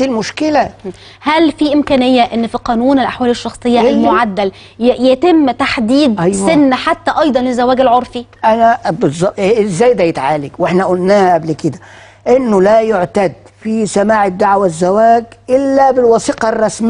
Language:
Arabic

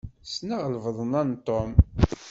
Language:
Kabyle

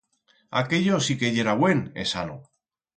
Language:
Aragonese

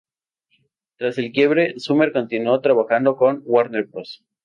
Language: Spanish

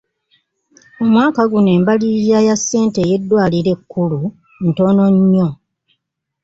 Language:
Ganda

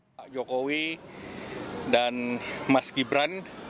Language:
Indonesian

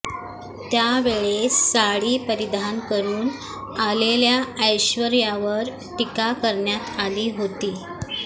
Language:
Marathi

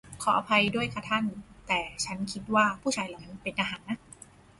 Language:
Thai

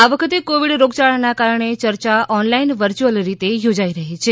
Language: Gujarati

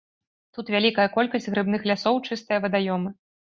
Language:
Belarusian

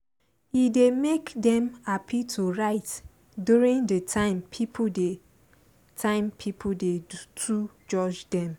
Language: Nigerian Pidgin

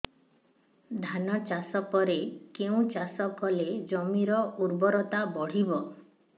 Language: Odia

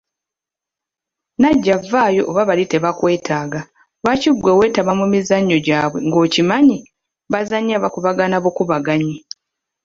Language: Ganda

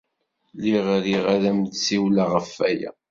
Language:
Kabyle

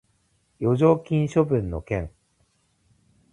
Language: Japanese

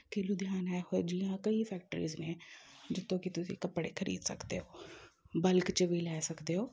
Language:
Punjabi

